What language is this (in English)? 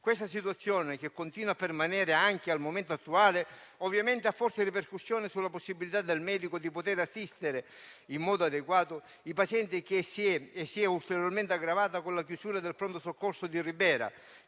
Italian